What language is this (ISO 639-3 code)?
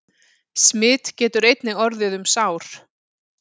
isl